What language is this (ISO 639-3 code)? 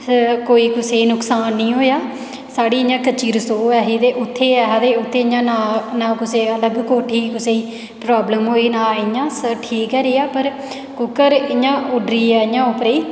doi